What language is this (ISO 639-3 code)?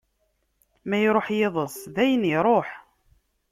kab